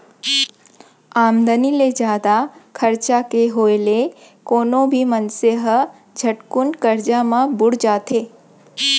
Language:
Chhattisgarhi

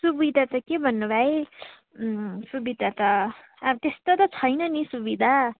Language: Nepali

